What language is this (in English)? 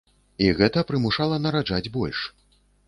Belarusian